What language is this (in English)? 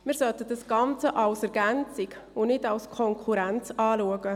Swiss German